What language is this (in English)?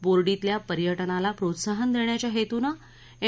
Marathi